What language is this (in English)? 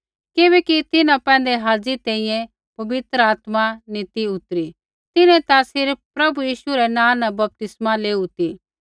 Kullu Pahari